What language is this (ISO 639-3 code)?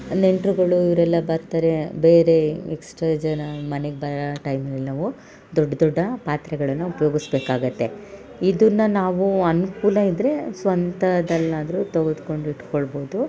kan